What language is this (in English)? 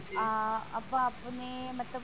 Punjabi